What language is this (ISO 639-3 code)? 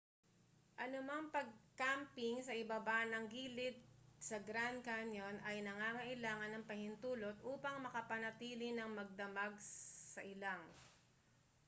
fil